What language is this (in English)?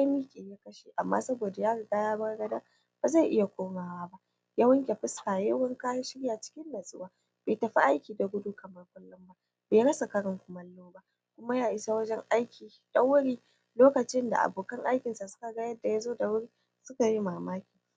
Hausa